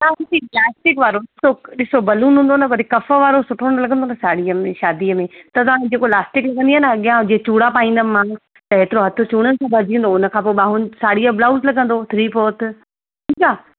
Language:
Sindhi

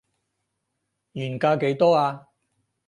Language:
Cantonese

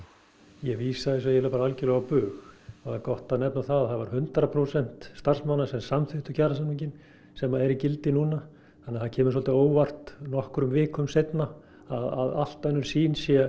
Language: Icelandic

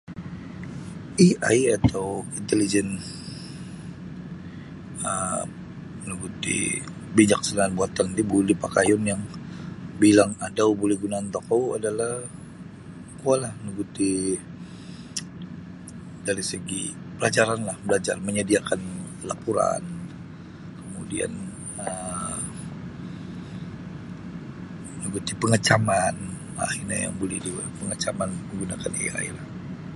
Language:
Sabah Bisaya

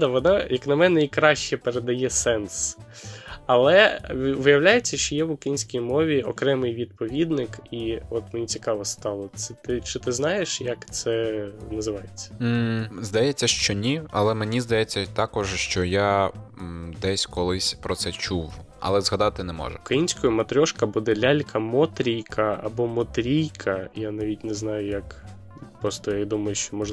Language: Ukrainian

